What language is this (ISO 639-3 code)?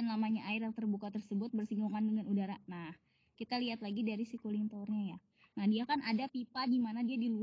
ind